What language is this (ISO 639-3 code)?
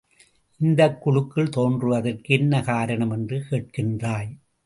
tam